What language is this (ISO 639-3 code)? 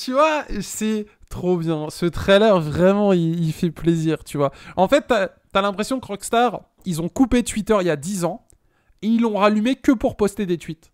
fra